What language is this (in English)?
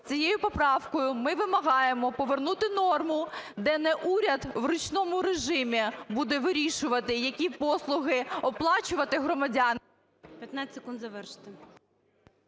Ukrainian